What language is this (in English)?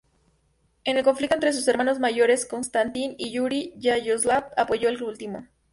Spanish